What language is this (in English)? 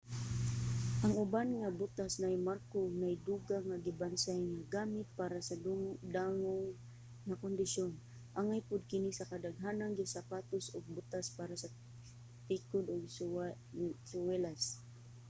Cebuano